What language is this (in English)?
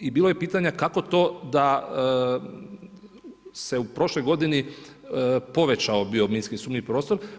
Croatian